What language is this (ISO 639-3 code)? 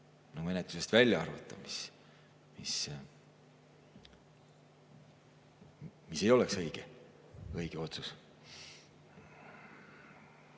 est